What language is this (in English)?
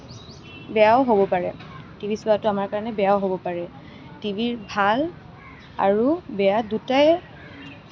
Assamese